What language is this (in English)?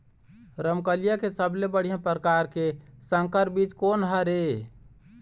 Chhattisgarhi